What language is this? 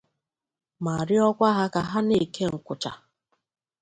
Igbo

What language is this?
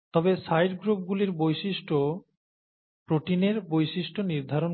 Bangla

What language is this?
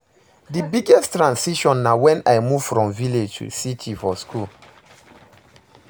Nigerian Pidgin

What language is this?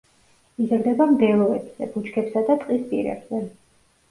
Georgian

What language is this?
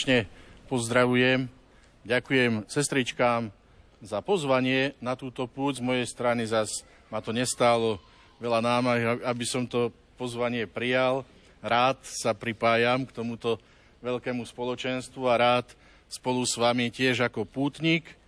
Slovak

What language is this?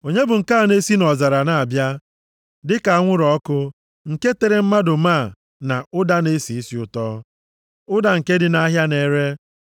Igbo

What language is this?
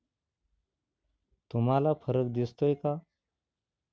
Marathi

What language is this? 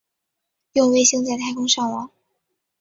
Chinese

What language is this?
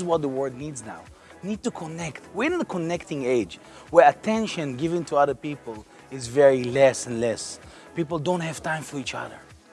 Russian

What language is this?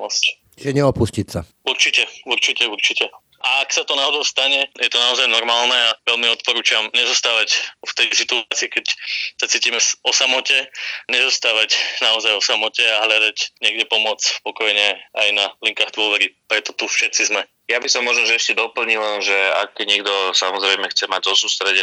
Slovak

